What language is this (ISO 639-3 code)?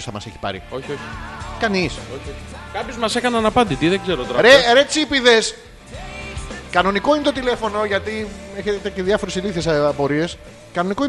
ell